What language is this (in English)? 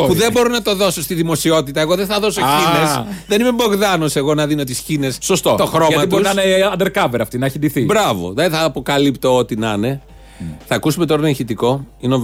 Greek